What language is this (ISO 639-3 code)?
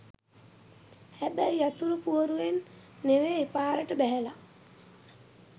sin